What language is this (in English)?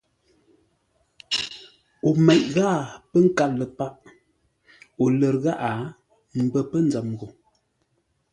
Ngombale